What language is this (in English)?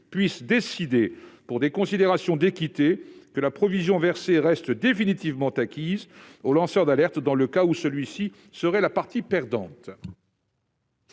French